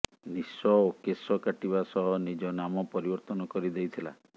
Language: Odia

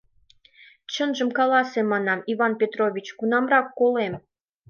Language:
Mari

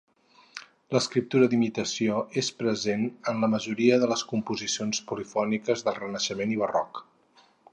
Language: Catalan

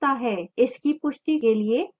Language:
Hindi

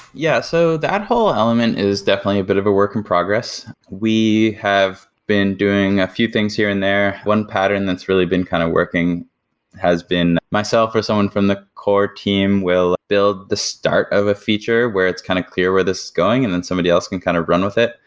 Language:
English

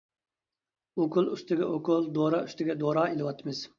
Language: Uyghur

